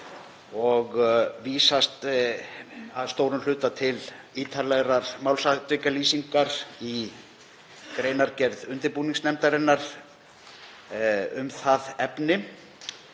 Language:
Icelandic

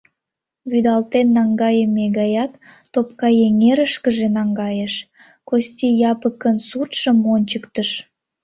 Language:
Mari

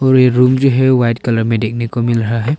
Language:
Hindi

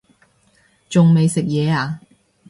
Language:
Cantonese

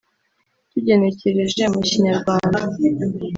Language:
Kinyarwanda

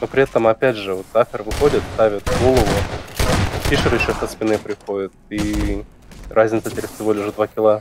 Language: Russian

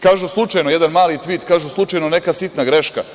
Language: Serbian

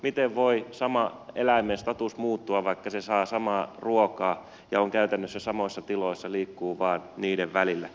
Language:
Finnish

